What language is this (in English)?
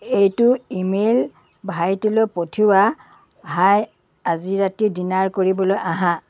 Assamese